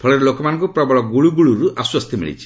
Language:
Odia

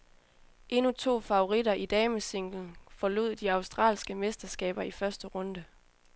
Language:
Danish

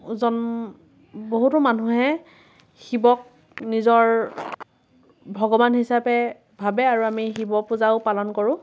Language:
Assamese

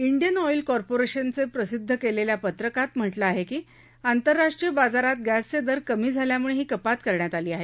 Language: Marathi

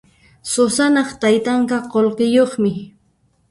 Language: Puno Quechua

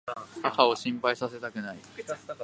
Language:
Japanese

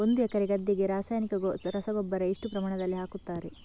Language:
Kannada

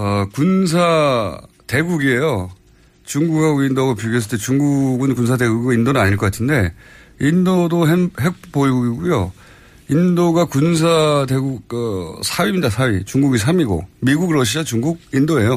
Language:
Korean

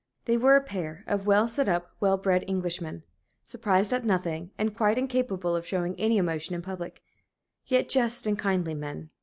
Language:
English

